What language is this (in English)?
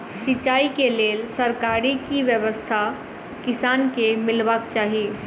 Maithili